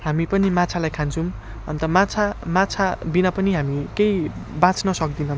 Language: Nepali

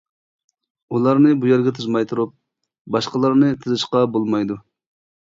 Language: Uyghur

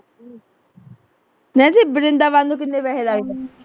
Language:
Punjabi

